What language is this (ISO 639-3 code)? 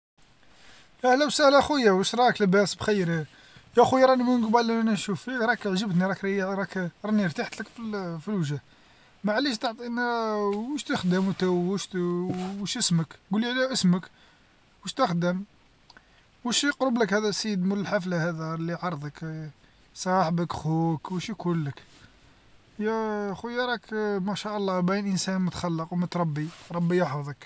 arq